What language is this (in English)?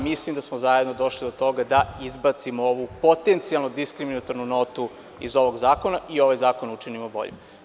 Serbian